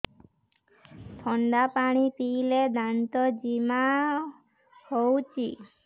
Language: Odia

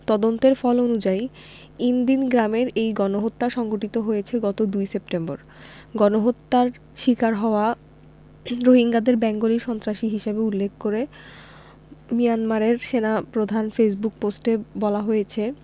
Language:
Bangla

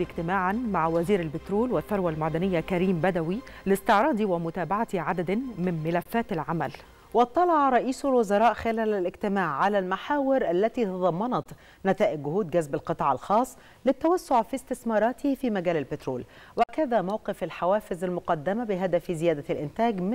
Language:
Arabic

